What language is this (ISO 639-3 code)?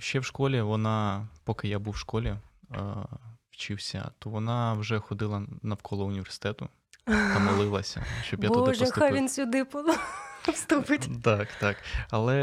ukr